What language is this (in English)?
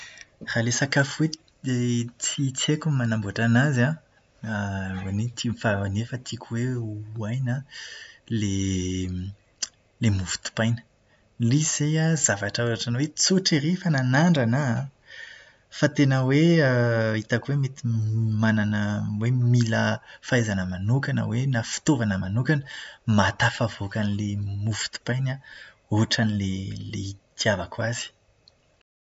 Malagasy